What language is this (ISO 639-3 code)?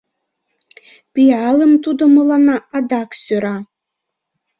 chm